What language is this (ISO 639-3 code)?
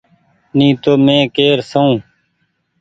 gig